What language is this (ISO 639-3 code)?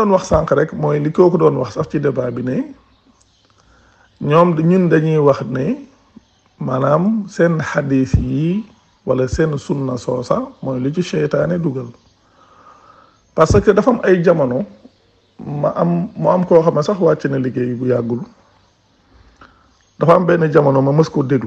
fra